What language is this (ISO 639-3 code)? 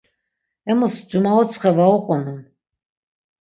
lzz